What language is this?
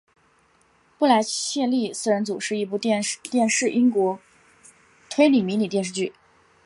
Chinese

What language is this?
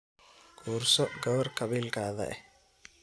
Somali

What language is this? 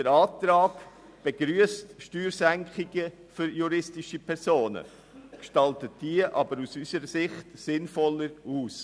Swiss German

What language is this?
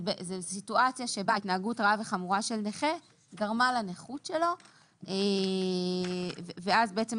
Hebrew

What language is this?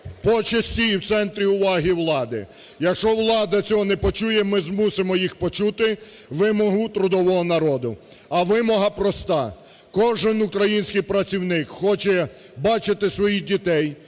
Ukrainian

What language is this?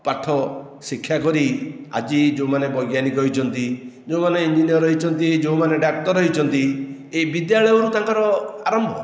Odia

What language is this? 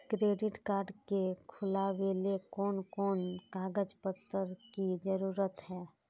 Magahi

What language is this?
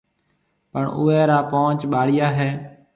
Marwari (Pakistan)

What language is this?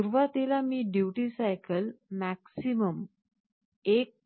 Marathi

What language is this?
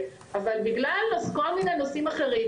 Hebrew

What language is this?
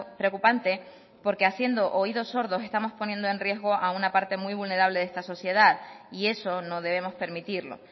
Spanish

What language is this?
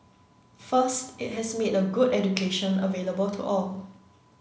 English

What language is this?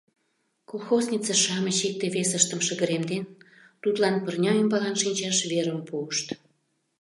Mari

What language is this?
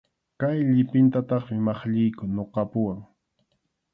Arequipa-La Unión Quechua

